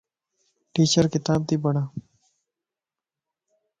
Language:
Lasi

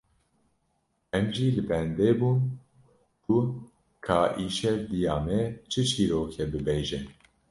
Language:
Kurdish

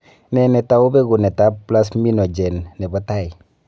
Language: Kalenjin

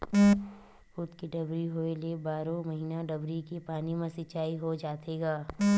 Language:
Chhattisgarhi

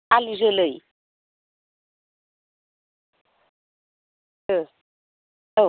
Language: Bodo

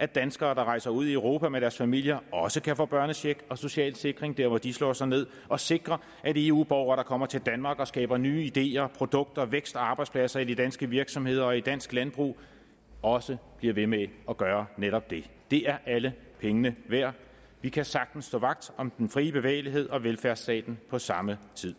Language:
Danish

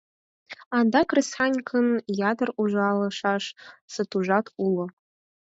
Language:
Mari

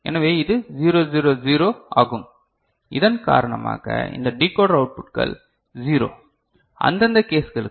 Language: Tamil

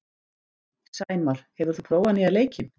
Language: Icelandic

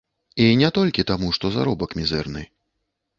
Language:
Belarusian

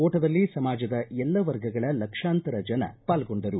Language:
Kannada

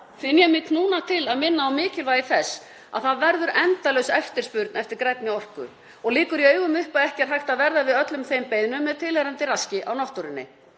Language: Icelandic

